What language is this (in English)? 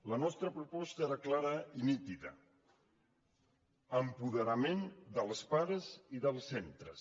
Catalan